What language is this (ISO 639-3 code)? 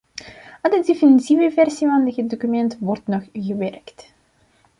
nld